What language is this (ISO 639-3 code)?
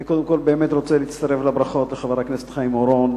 heb